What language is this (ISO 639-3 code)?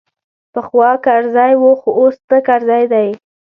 pus